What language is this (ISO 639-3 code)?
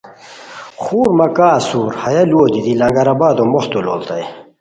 khw